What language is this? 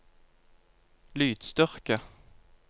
Norwegian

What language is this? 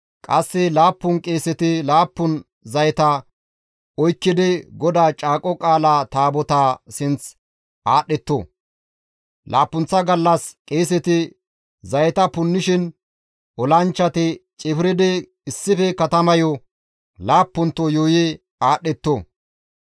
Gamo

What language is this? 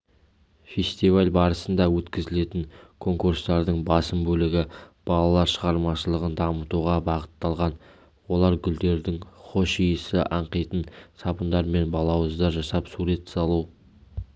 Kazakh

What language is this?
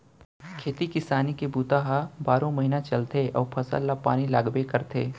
Chhattisgarhi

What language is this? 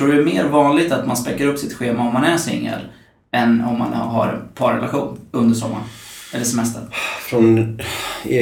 Swedish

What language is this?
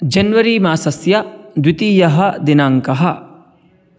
Sanskrit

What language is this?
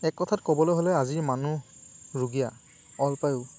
Assamese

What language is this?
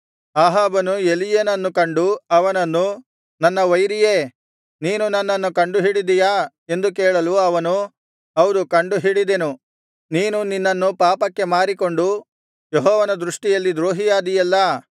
Kannada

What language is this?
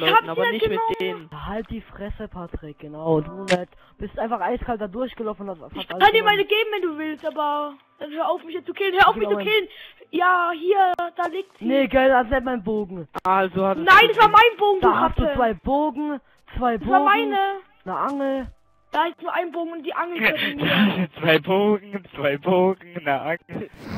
German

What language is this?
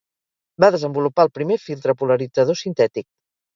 Catalan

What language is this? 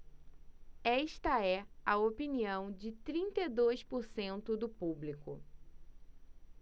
Portuguese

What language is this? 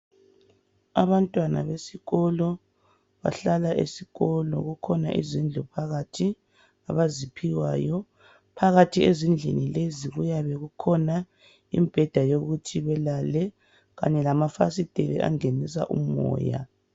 North Ndebele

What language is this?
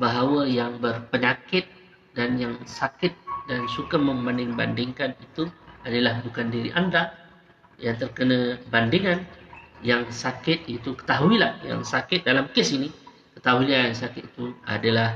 Malay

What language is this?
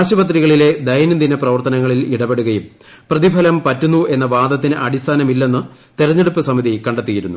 Malayalam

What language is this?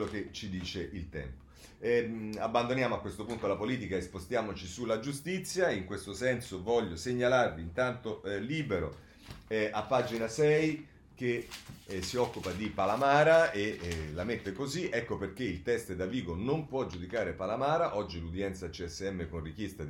Italian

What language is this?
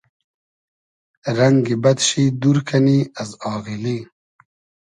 Hazaragi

